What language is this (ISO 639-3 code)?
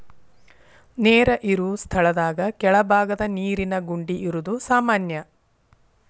kan